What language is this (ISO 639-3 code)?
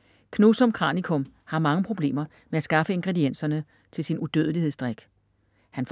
dan